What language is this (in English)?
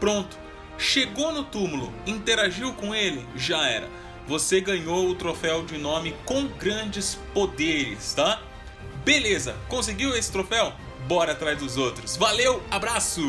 Portuguese